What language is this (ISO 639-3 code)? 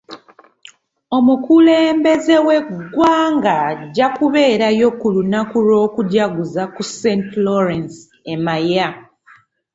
lug